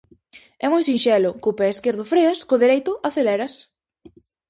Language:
Galician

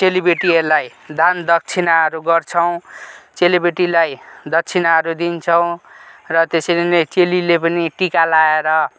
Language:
Nepali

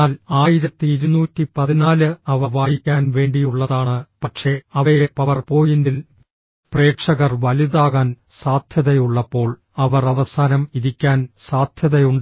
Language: Malayalam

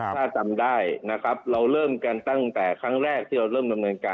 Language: Thai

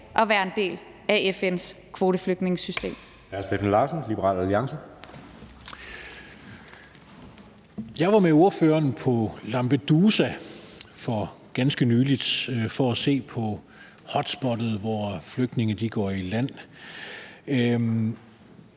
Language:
Danish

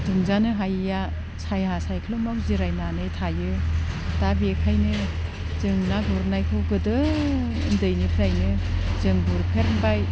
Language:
Bodo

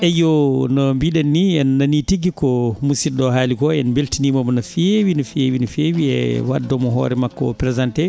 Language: Fula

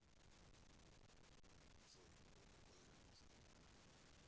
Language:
Russian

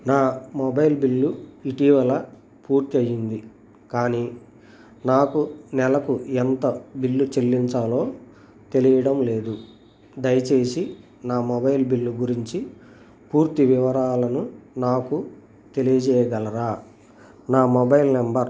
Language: Telugu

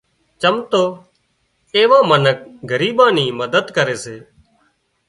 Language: Wadiyara Koli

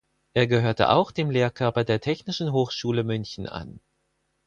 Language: German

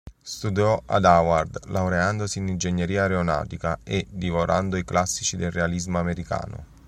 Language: Italian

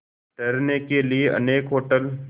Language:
Hindi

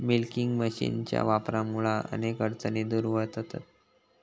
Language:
Marathi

